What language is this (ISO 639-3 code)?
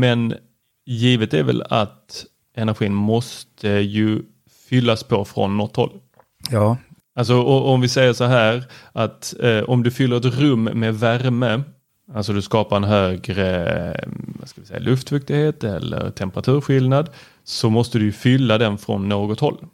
swe